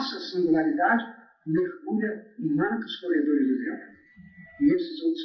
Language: Portuguese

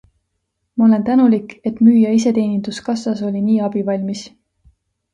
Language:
Estonian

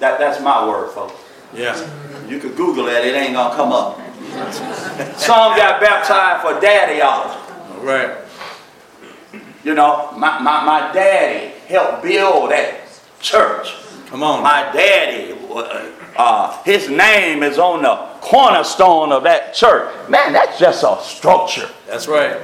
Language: English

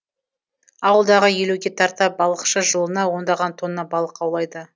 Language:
Kazakh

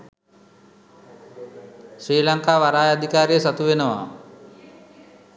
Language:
Sinhala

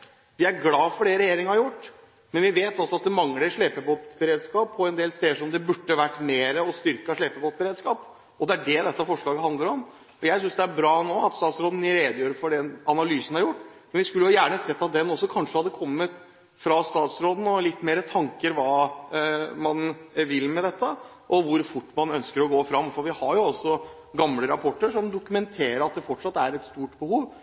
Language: Norwegian Bokmål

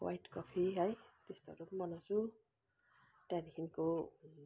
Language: Nepali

